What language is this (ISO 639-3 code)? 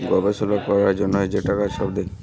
ben